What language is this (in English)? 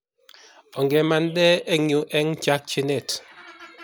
Kalenjin